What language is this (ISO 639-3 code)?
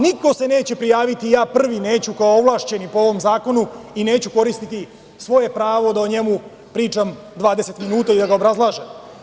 srp